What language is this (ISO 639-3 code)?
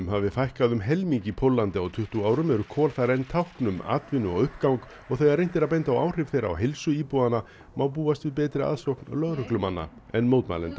isl